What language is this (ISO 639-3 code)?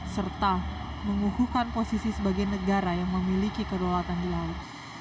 ind